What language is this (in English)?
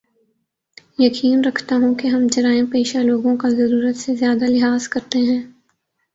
Urdu